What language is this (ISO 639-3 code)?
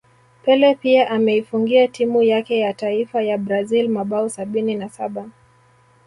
swa